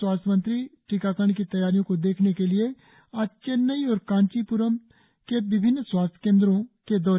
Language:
Hindi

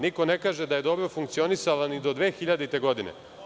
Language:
Serbian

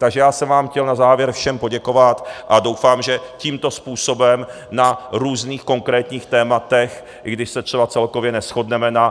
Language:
Czech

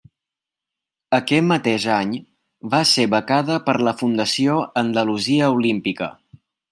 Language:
Catalan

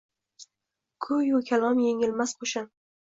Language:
Uzbek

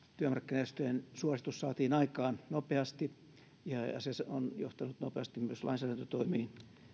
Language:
Finnish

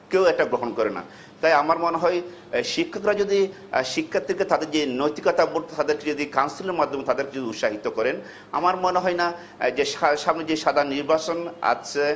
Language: Bangla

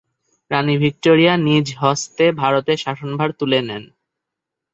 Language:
Bangla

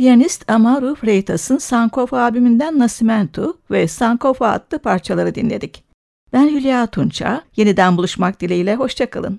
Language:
Turkish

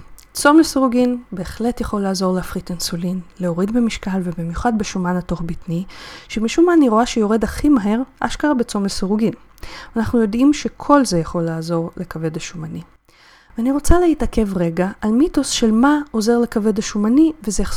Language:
Hebrew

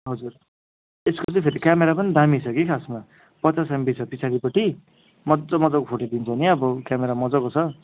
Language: Nepali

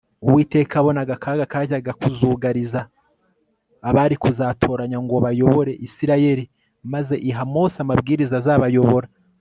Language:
Kinyarwanda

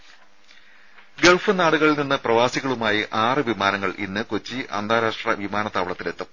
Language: Malayalam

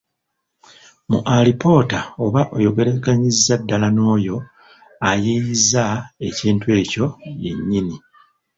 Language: Ganda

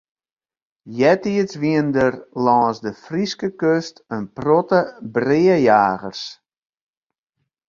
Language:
Western Frisian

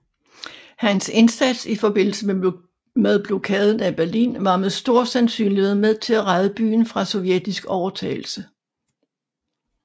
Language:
Danish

